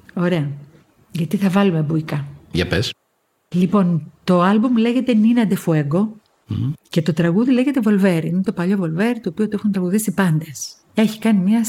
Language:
Greek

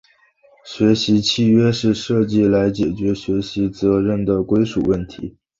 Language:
Chinese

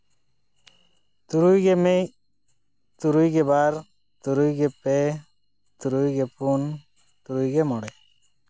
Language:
Santali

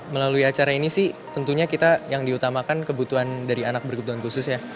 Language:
Indonesian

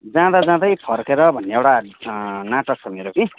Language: Nepali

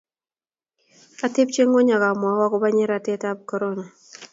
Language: Kalenjin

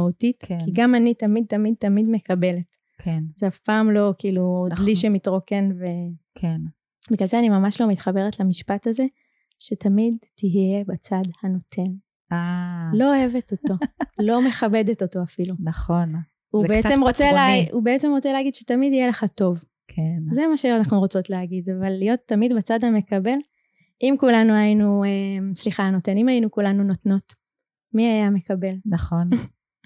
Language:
Hebrew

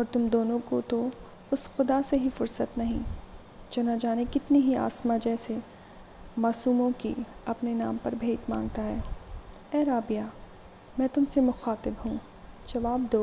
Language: Urdu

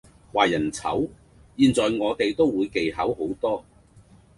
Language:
Cantonese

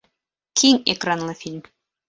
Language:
Bashkir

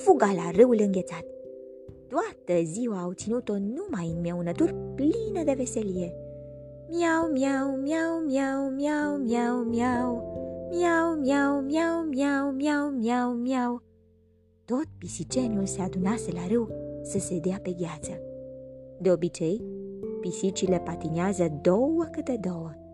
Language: Romanian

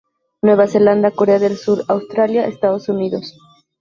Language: Spanish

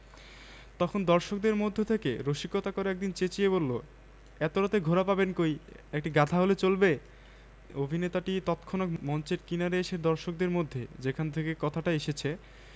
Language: Bangla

